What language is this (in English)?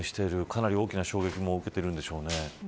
Japanese